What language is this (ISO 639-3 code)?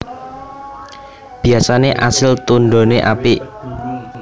jav